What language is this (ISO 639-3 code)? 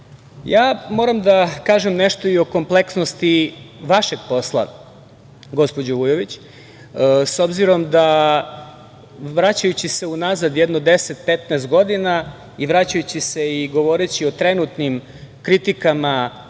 srp